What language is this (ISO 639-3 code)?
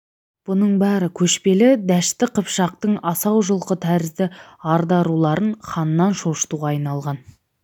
kaz